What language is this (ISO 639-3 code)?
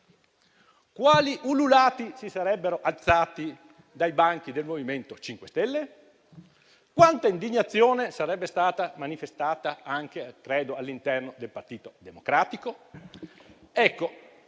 ita